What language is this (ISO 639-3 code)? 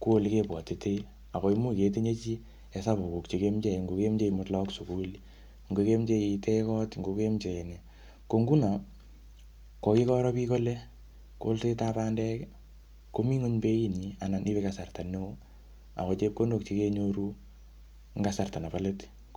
kln